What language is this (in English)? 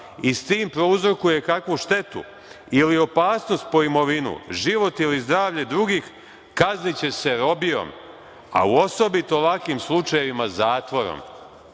Serbian